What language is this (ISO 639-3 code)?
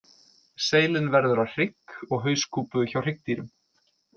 isl